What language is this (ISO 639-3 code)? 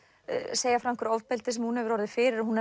isl